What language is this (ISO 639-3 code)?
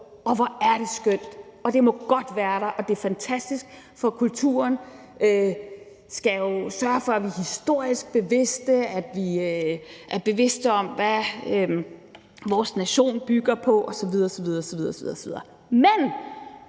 dan